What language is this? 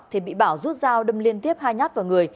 Vietnamese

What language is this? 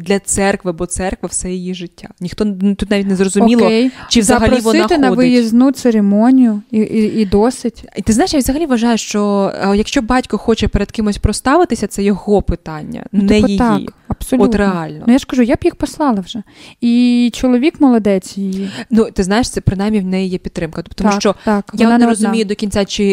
Ukrainian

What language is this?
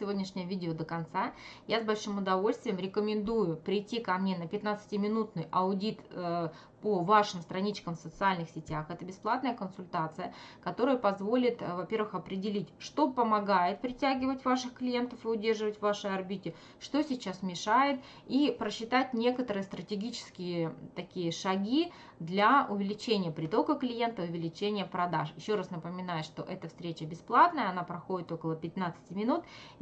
Russian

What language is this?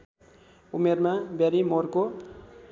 Nepali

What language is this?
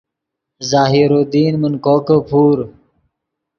Yidgha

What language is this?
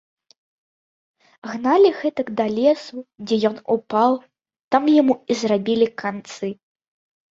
Belarusian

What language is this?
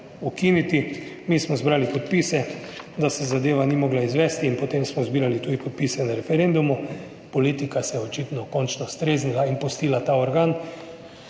Slovenian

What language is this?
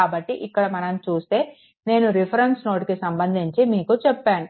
Telugu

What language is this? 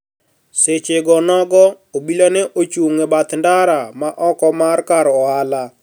Luo (Kenya and Tanzania)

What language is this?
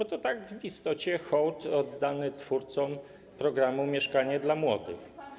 Polish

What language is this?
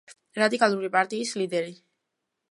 Georgian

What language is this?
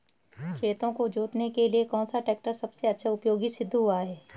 Hindi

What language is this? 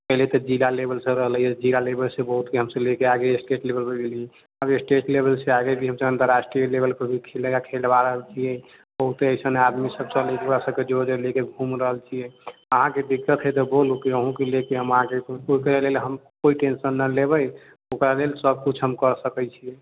Maithili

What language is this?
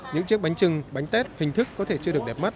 Vietnamese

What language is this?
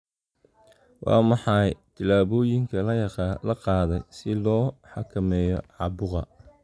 Somali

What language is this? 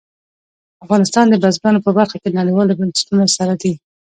Pashto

